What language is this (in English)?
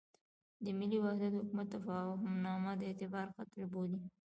Pashto